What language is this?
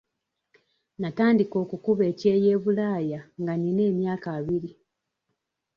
Ganda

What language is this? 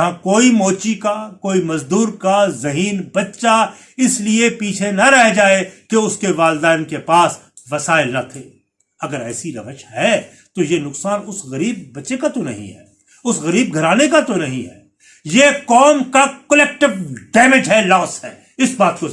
Urdu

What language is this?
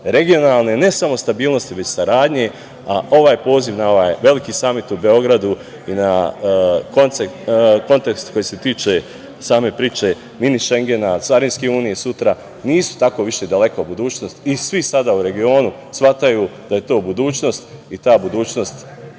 Serbian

